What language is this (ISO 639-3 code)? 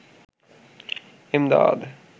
ben